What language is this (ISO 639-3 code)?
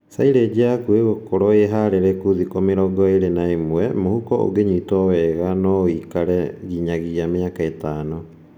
kik